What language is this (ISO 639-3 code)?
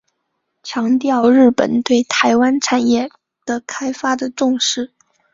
zho